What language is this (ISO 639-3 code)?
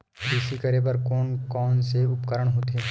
hne